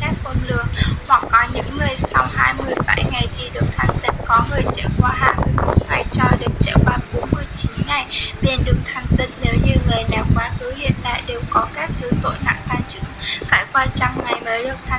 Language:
Vietnamese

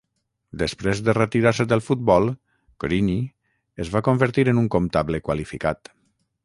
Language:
Catalan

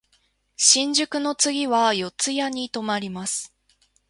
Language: Japanese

